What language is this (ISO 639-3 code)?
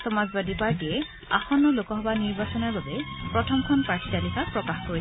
asm